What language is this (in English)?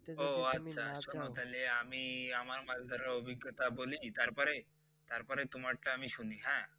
Bangla